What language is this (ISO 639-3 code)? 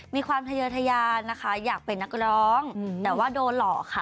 tha